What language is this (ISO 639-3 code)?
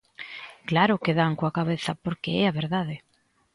glg